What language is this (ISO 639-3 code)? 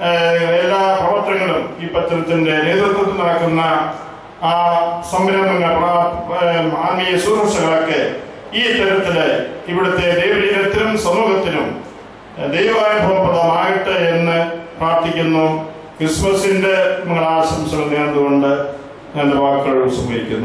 mal